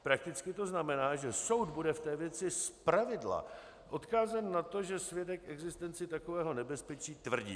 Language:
Czech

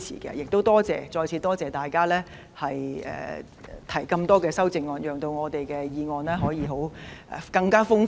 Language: Cantonese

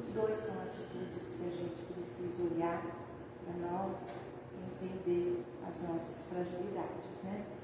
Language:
Portuguese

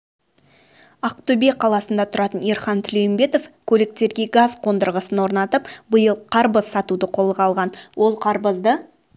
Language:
Kazakh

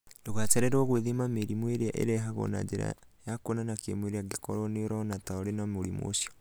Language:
Kikuyu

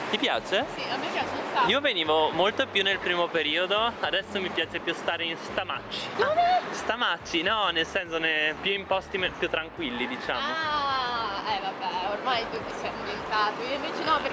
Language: Italian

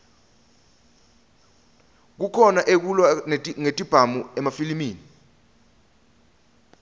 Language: Swati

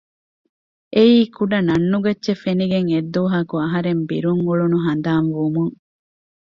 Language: Divehi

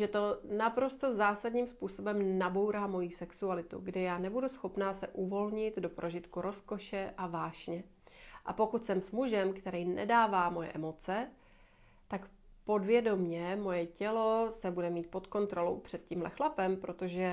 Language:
Czech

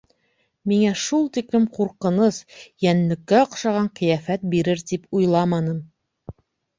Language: Bashkir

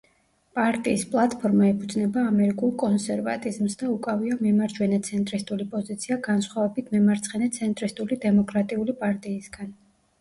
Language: Georgian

